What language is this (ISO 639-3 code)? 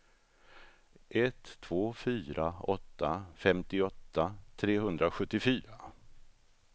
swe